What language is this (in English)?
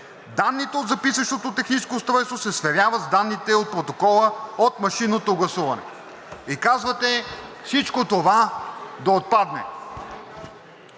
Bulgarian